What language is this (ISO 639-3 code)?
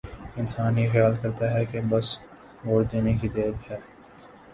urd